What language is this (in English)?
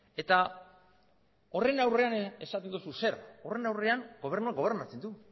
Basque